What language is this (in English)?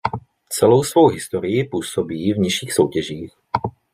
Czech